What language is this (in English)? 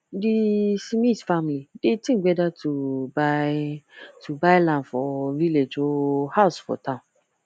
Nigerian Pidgin